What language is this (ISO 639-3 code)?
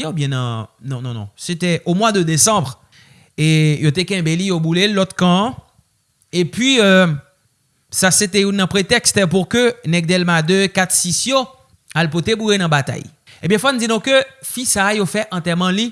fra